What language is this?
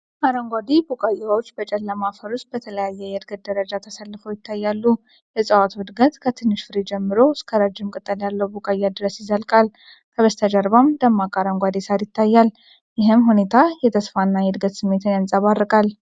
Amharic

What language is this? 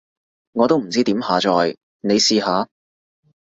Cantonese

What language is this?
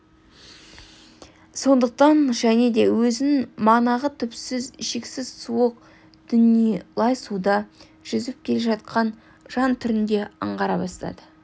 Kazakh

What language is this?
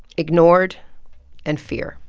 English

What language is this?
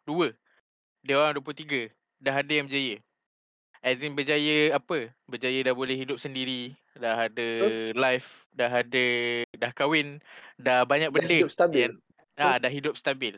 Malay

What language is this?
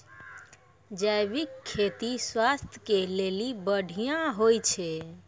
Maithili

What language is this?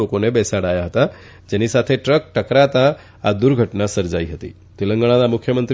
Gujarati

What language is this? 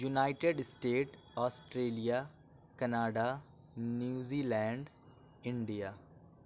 Urdu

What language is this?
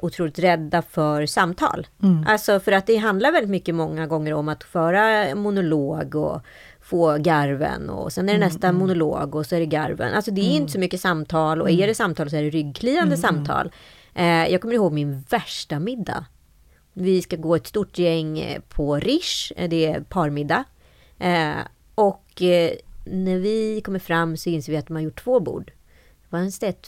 Swedish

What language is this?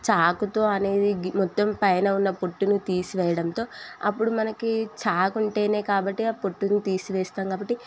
Telugu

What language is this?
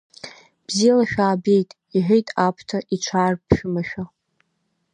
Abkhazian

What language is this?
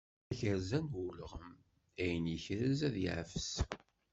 Kabyle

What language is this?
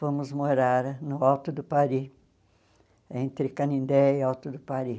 Portuguese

